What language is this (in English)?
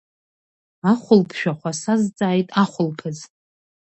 Abkhazian